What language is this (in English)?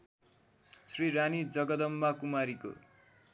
Nepali